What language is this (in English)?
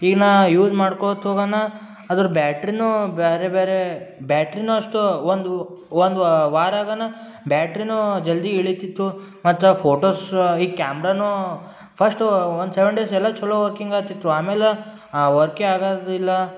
Kannada